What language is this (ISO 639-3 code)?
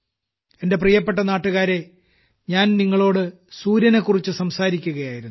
mal